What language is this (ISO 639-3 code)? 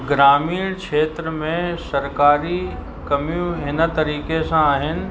snd